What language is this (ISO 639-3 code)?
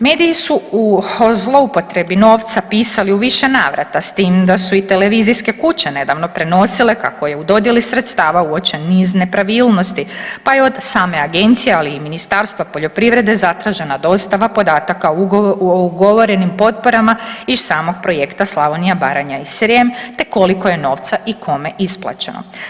hrv